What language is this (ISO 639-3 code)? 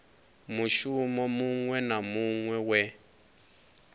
ven